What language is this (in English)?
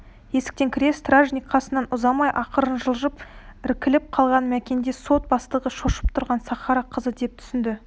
Kazakh